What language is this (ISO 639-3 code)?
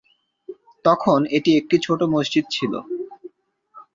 ben